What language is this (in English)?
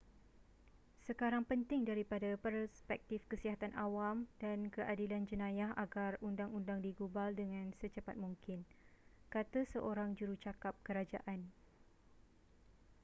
Malay